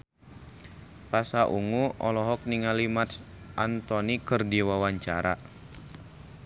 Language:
Sundanese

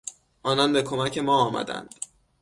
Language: Persian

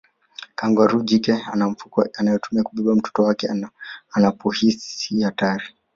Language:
Swahili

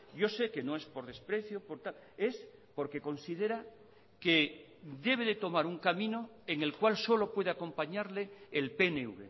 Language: Spanish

